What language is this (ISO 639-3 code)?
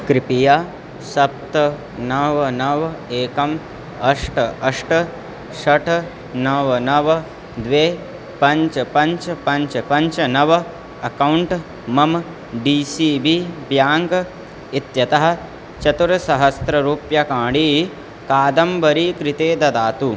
san